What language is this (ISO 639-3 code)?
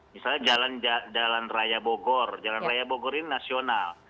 ind